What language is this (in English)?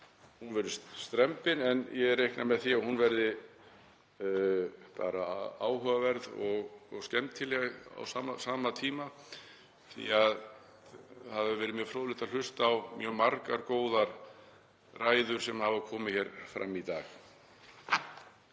Icelandic